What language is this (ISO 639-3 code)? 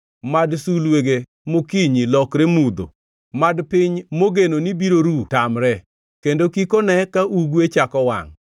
luo